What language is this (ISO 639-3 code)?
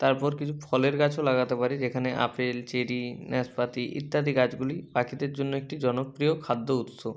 ben